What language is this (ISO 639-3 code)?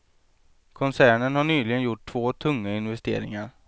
swe